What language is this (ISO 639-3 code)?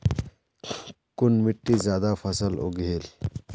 mag